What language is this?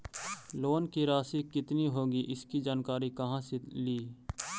Magahi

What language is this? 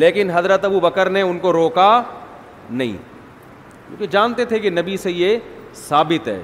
Urdu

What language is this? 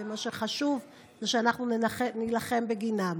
Hebrew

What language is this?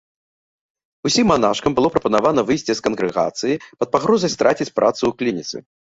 Belarusian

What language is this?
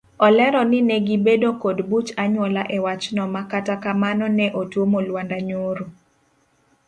Luo (Kenya and Tanzania)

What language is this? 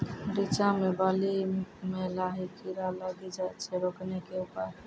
Maithili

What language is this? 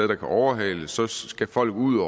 Danish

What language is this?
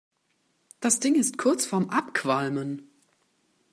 German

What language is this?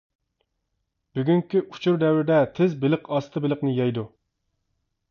Uyghur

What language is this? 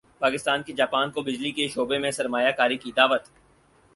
Urdu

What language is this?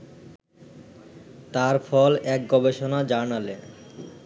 Bangla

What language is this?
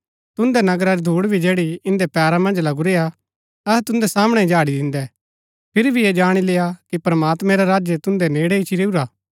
Gaddi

